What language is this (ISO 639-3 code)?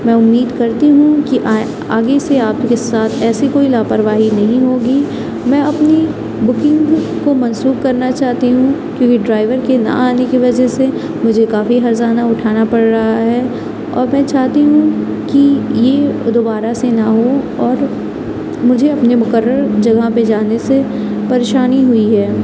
urd